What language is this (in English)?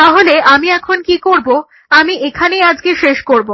Bangla